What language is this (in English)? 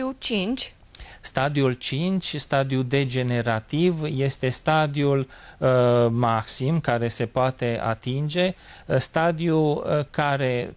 Romanian